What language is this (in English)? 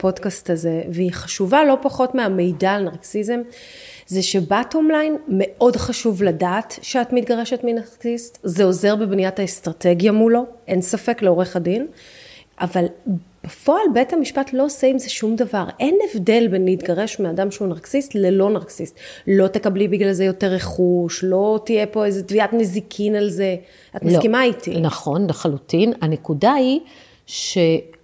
Hebrew